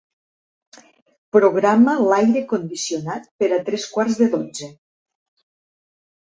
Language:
Catalan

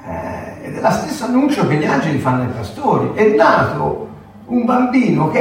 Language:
Italian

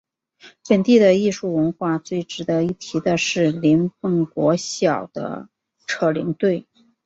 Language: Chinese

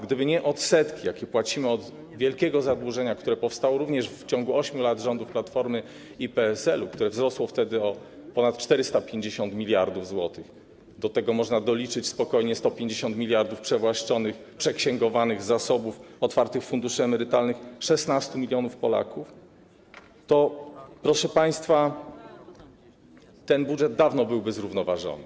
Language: Polish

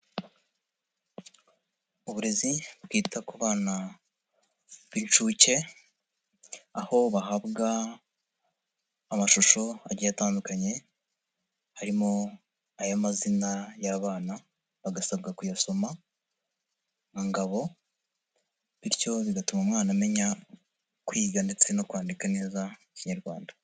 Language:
Kinyarwanda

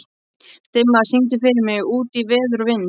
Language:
Icelandic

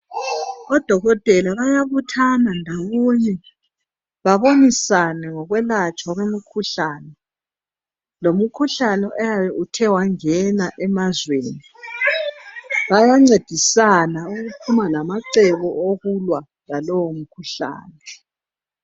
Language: North Ndebele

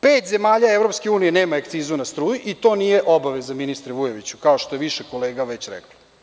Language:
Serbian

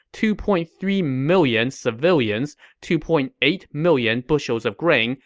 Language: English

